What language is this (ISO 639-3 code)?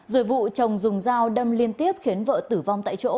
vie